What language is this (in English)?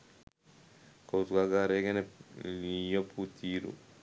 Sinhala